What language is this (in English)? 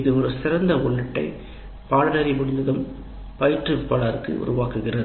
Tamil